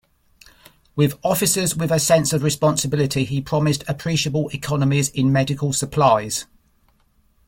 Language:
English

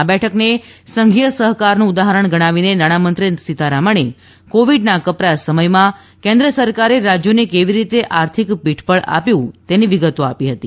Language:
Gujarati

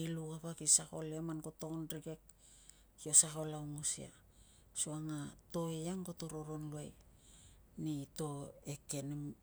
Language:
Tungag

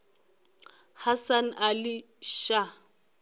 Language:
Northern Sotho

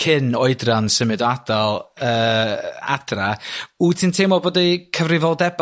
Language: Welsh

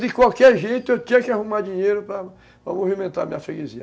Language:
Portuguese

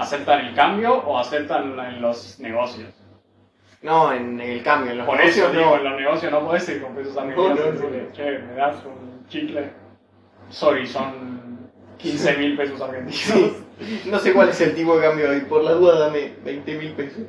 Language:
Spanish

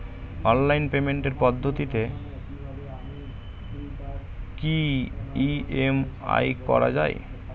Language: Bangla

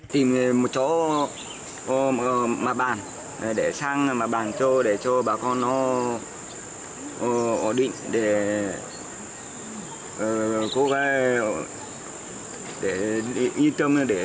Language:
Vietnamese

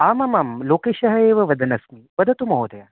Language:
Sanskrit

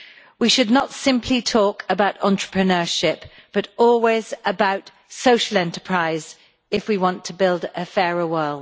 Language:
English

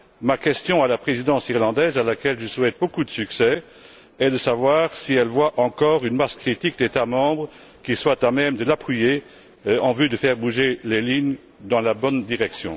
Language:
French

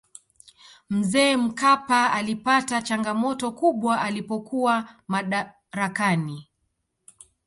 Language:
Swahili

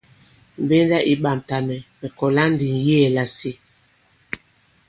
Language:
Bankon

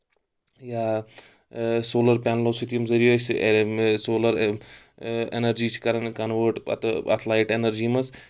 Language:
Kashmiri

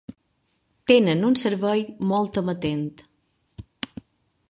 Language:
Catalan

